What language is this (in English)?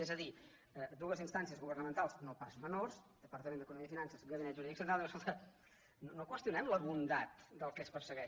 Catalan